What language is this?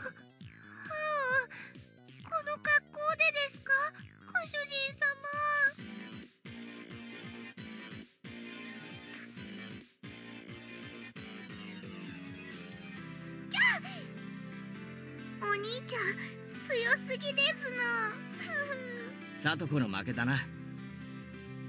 Japanese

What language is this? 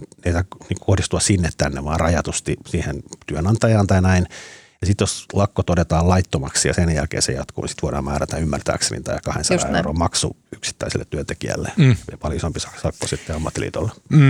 Finnish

